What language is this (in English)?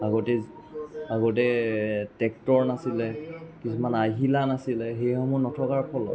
Assamese